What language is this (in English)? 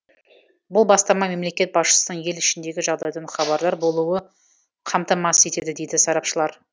Kazakh